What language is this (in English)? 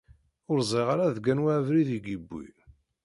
Kabyle